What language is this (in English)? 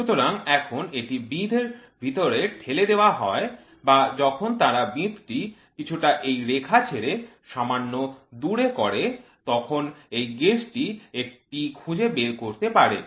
Bangla